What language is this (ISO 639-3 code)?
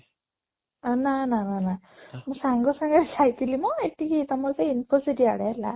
ori